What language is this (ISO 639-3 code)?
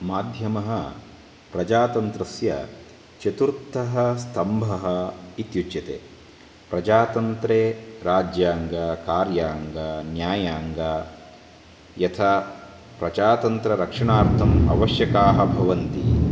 san